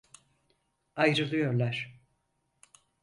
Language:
Turkish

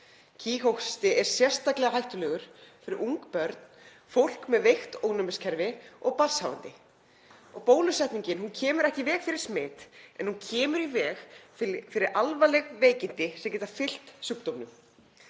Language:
Icelandic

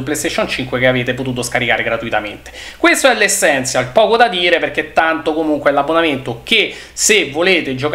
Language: Italian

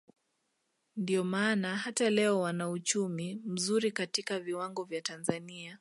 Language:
Swahili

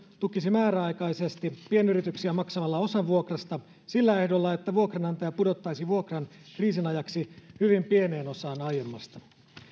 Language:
Finnish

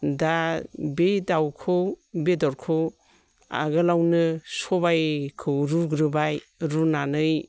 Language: Bodo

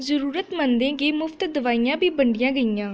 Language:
Dogri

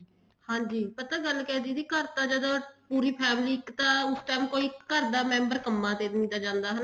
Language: Punjabi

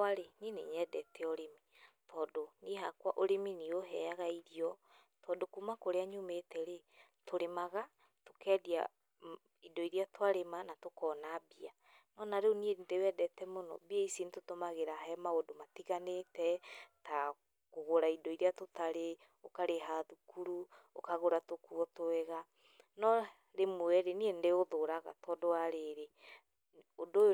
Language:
Kikuyu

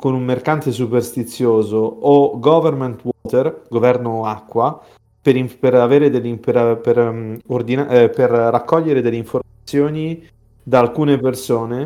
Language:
Italian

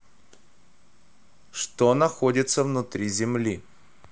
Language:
Russian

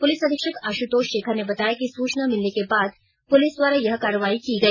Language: Hindi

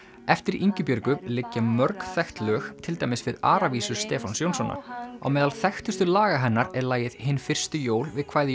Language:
Icelandic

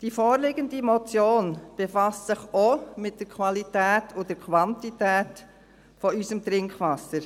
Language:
Swiss German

